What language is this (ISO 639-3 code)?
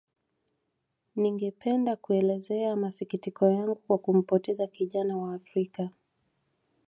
swa